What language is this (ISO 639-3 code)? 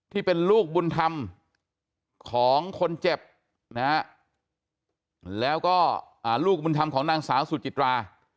tha